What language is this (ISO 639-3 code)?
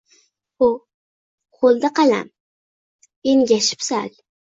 uzb